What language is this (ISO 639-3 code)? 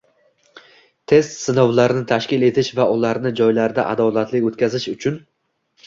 uzb